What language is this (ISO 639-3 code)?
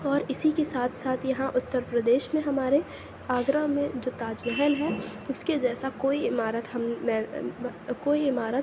urd